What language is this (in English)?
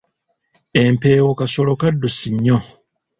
Ganda